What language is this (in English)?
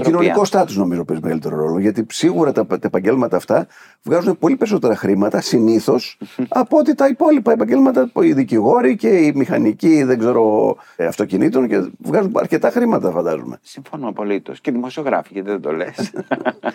Greek